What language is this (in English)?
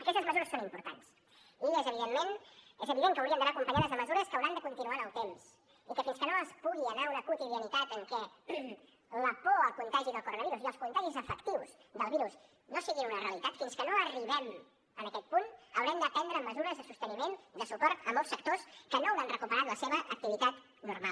Catalan